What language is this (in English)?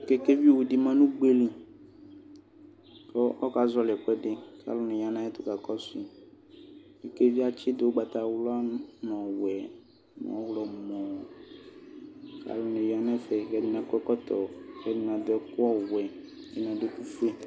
Ikposo